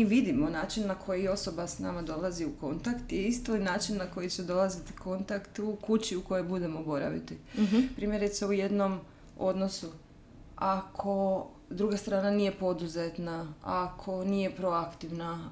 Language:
Croatian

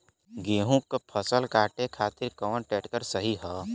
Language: Bhojpuri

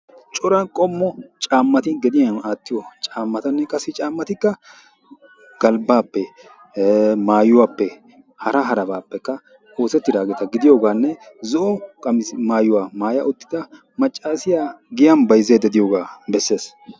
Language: Wolaytta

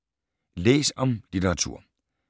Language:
Danish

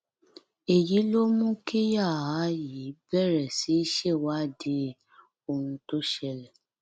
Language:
Yoruba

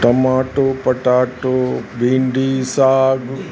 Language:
Sindhi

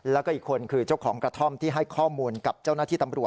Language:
Thai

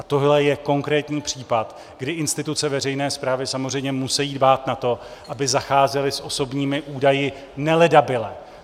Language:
Czech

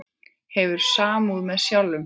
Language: Icelandic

